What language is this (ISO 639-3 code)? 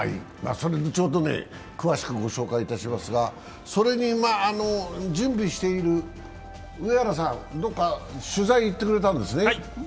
jpn